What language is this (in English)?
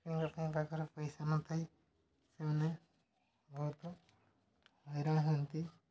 Odia